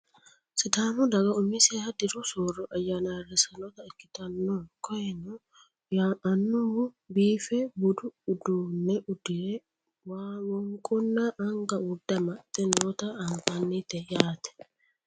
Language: Sidamo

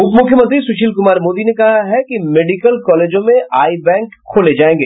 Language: Hindi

